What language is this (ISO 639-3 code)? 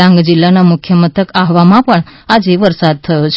guj